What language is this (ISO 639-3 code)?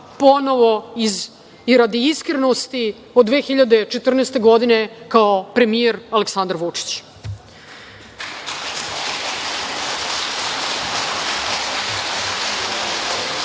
srp